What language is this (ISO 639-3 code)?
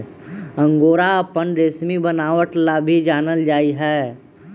mag